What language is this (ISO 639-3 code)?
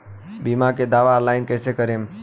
bho